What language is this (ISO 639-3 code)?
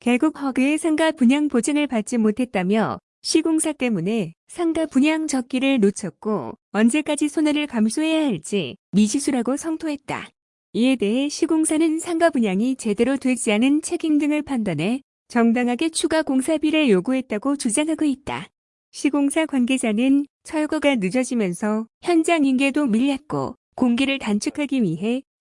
kor